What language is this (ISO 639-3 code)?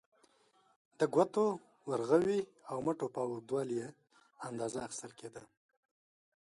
pus